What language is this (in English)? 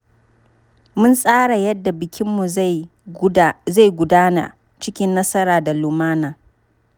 Hausa